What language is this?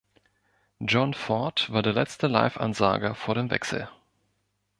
German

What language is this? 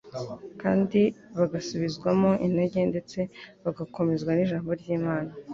Kinyarwanda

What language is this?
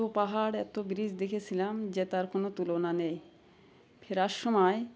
Bangla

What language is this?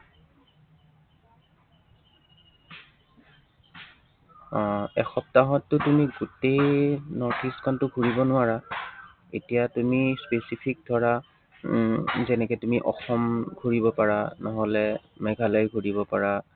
Assamese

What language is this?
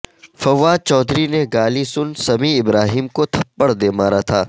Urdu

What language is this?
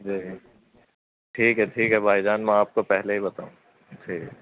Urdu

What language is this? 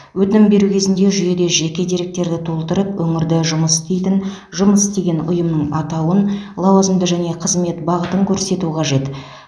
Kazakh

